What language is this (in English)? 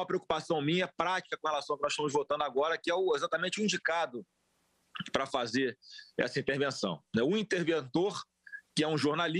Portuguese